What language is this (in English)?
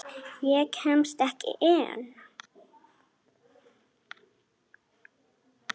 Icelandic